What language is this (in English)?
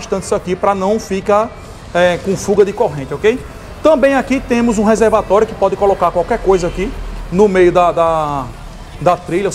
Portuguese